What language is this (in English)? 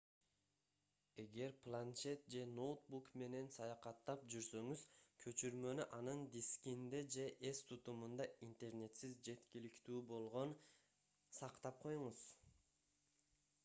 Kyrgyz